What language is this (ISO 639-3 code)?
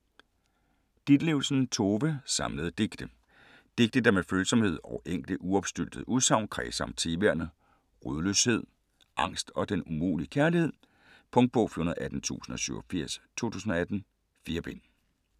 dan